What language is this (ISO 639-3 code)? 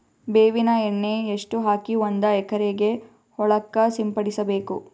kan